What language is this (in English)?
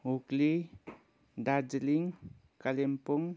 Nepali